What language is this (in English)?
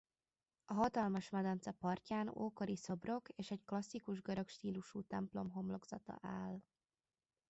Hungarian